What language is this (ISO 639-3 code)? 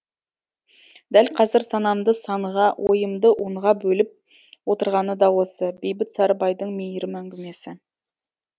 kaz